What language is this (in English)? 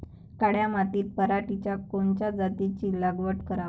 Marathi